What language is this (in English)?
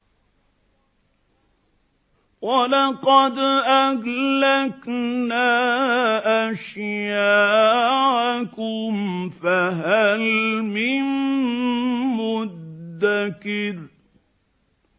Arabic